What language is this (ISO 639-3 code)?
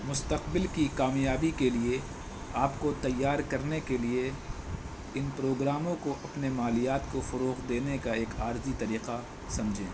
urd